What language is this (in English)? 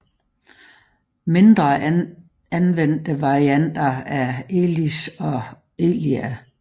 Danish